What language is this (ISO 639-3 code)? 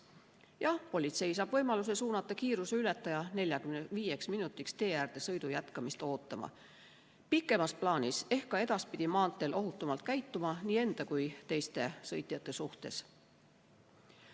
est